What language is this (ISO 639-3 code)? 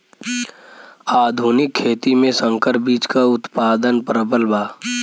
bho